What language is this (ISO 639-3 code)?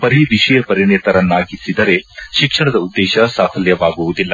kan